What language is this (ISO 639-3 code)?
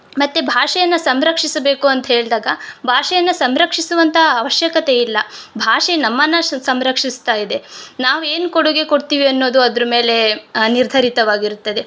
kan